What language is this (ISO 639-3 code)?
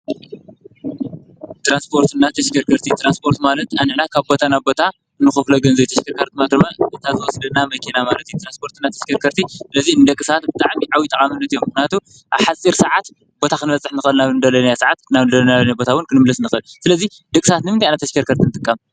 tir